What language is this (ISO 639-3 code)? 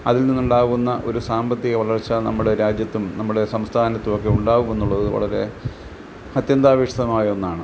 mal